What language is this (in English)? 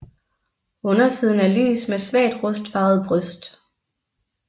Danish